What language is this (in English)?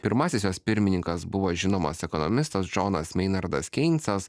Lithuanian